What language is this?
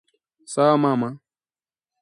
Swahili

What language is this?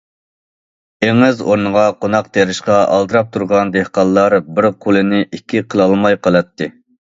Uyghur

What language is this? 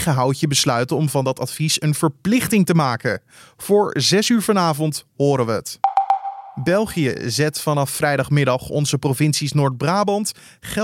Dutch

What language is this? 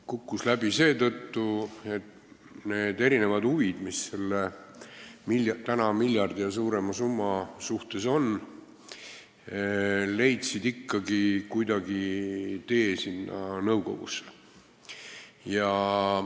Estonian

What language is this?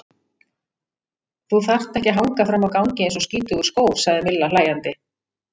Icelandic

